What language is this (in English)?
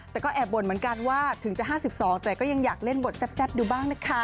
Thai